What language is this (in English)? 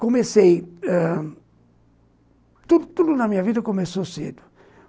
Portuguese